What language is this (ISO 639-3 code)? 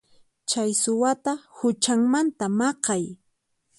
qxp